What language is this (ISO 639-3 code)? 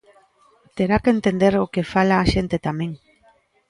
glg